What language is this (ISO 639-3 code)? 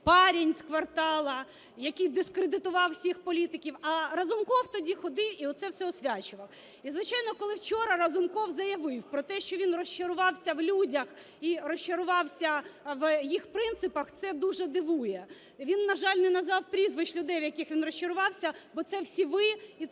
ukr